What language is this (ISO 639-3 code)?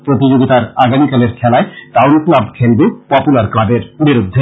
ben